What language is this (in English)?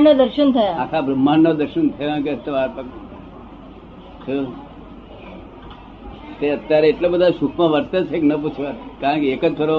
Gujarati